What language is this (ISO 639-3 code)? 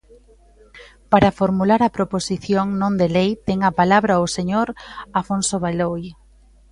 glg